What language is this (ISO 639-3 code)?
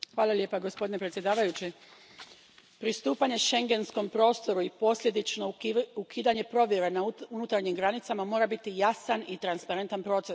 hrv